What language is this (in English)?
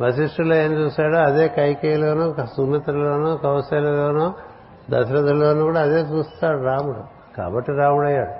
Telugu